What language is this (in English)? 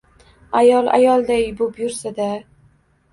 Uzbek